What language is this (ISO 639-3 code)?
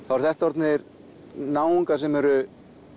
isl